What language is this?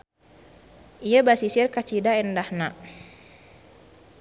Sundanese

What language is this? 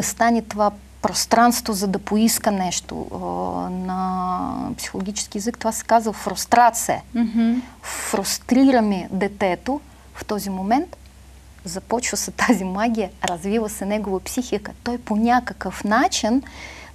Bulgarian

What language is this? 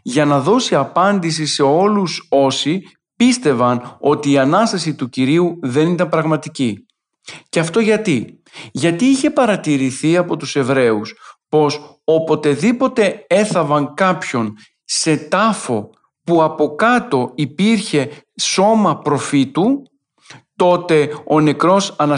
Greek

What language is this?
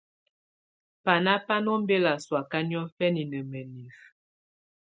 Tunen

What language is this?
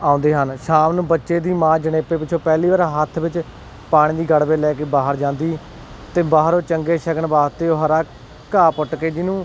Punjabi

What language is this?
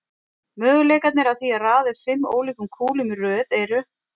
Icelandic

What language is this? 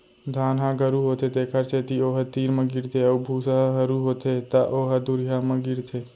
Chhattisgarhi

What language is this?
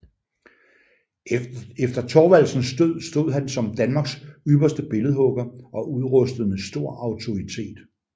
Danish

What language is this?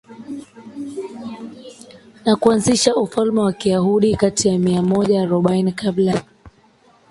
Swahili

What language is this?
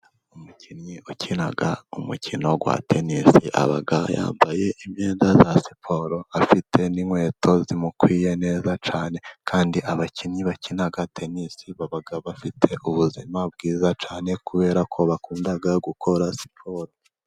Kinyarwanda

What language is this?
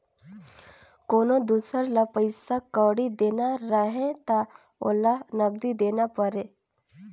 Chhattisgarhi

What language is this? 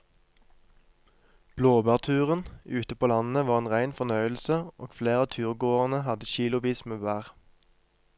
Norwegian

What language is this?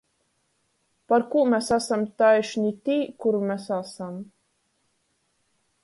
Latgalian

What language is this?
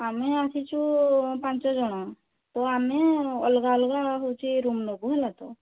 Odia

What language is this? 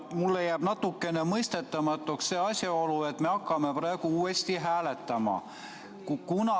Estonian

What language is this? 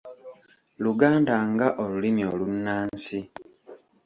Ganda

